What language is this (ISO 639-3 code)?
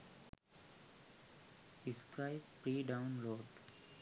sin